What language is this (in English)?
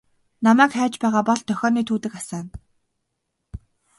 Mongolian